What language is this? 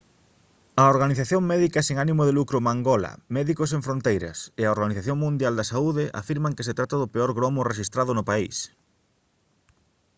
Galician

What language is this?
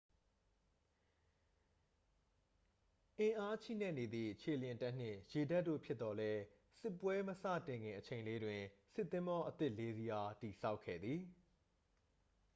Burmese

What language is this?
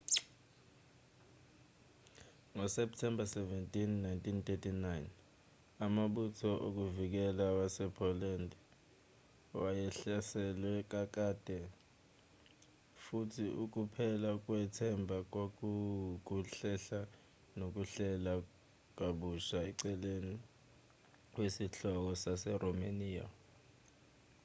Zulu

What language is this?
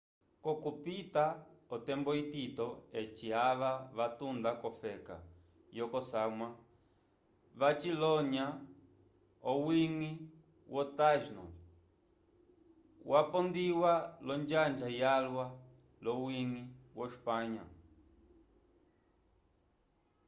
Umbundu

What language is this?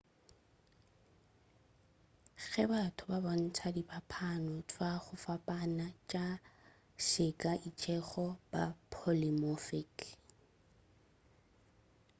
Northern Sotho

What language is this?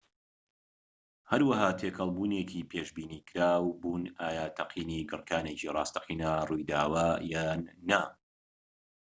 Central Kurdish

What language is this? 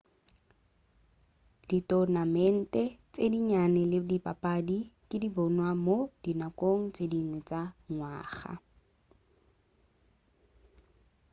Northern Sotho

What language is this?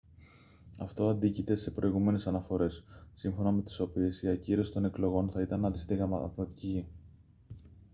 Greek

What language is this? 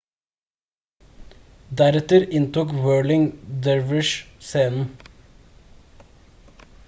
Norwegian Bokmål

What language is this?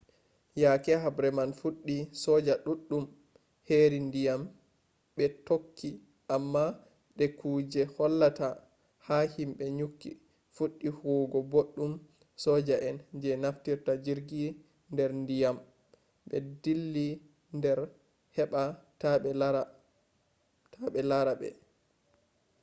Fula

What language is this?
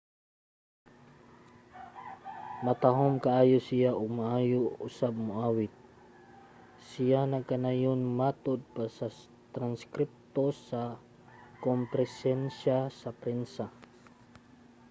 Cebuano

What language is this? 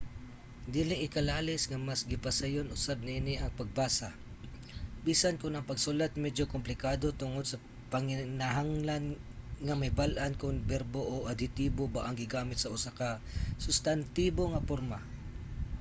Cebuano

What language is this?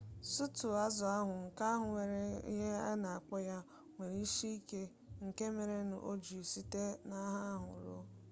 Igbo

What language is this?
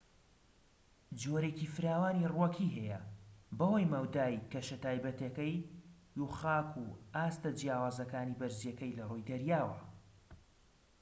Central Kurdish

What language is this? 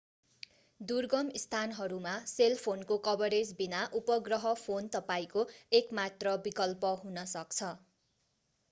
Nepali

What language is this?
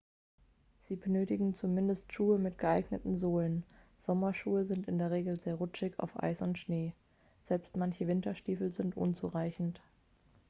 German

